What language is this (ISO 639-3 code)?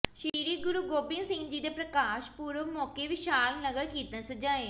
pan